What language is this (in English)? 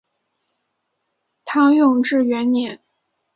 Chinese